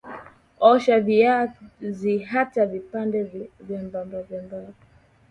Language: Swahili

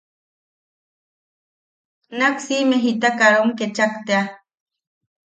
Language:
Yaqui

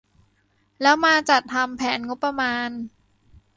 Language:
Thai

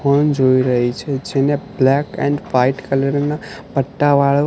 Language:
Gujarati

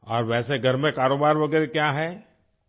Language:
Urdu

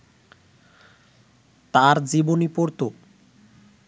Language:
Bangla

